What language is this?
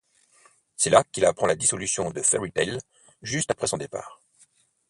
French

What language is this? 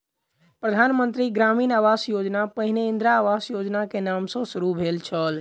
Maithili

